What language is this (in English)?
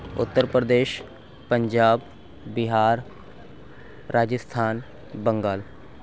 Urdu